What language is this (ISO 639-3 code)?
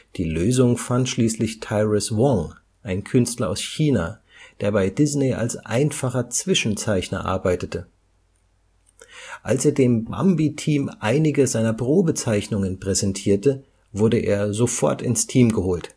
deu